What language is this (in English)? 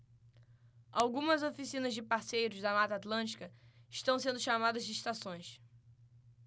Portuguese